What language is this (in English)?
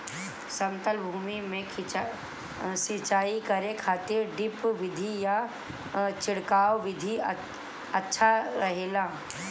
Bhojpuri